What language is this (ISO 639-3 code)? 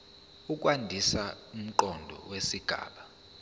zul